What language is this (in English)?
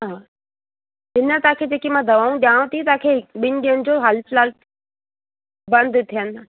Sindhi